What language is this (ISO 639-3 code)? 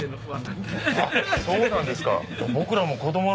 jpn